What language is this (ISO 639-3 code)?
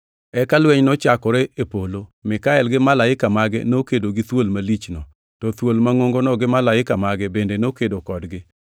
luo